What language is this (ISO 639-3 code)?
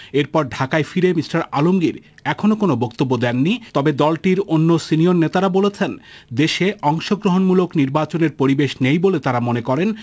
ben